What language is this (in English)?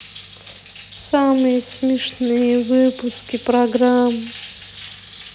Russian